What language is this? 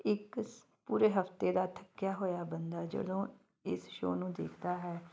Punjabi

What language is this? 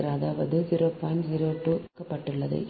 Tamil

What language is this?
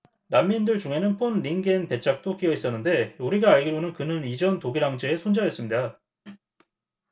Korean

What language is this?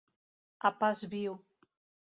Catalan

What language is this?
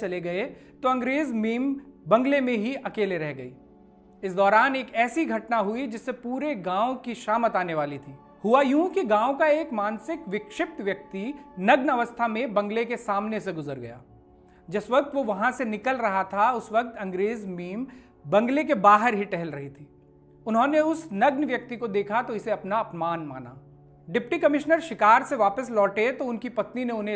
Hindi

